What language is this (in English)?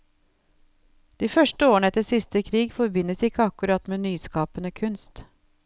Norwegian